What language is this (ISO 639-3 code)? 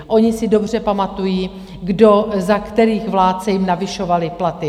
ces